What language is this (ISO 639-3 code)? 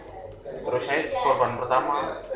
ind